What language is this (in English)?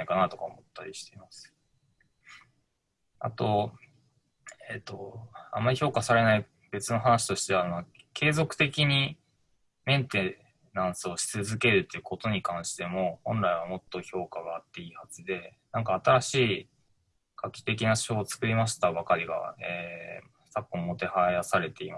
Japanese